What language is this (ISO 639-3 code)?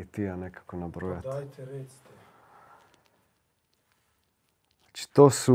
hrv